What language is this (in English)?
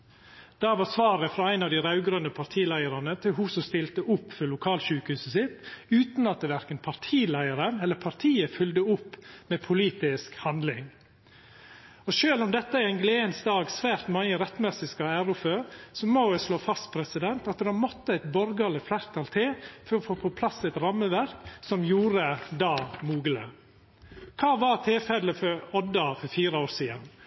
Norwegian Nynorsk